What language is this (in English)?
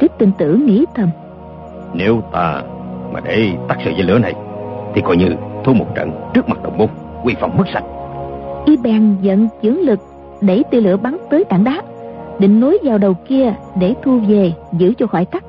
Vietnamese